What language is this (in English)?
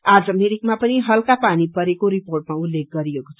Nepali